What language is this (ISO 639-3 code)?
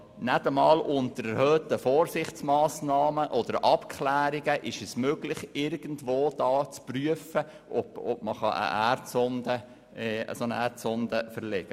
gsw